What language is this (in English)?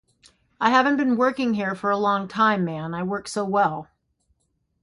English